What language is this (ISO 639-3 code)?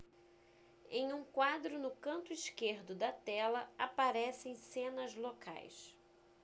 por